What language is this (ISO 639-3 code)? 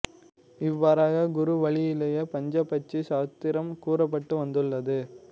tam